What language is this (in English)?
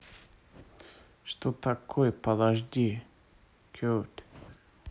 Russian